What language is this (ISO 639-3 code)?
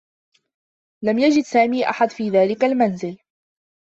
ara